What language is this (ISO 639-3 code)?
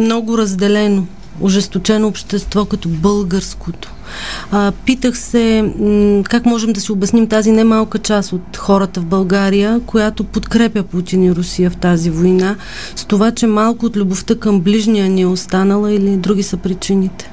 bul